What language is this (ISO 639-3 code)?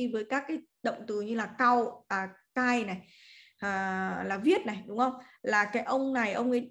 vie